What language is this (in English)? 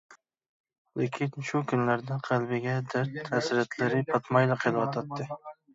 Uyghur